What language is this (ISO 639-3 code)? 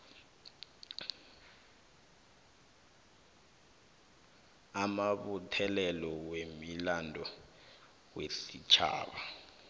nbl